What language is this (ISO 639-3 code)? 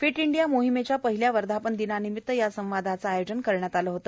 mar